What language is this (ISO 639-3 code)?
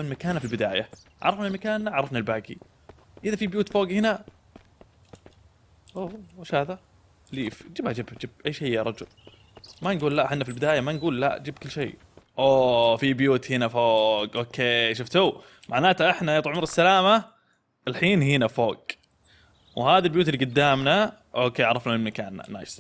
ara